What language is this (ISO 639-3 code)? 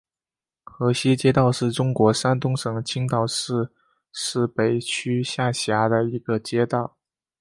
zho